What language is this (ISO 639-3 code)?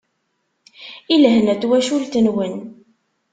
kab